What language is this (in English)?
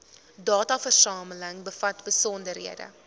Afrikaans